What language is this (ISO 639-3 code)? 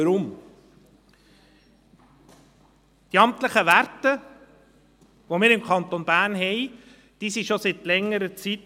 gsw